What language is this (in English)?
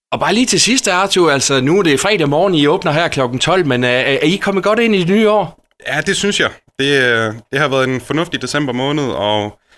Danish